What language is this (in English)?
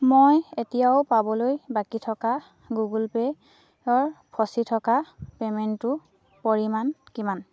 Assamese